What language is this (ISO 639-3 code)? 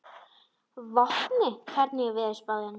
isl